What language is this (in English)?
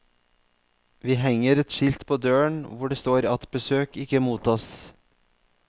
Norwegian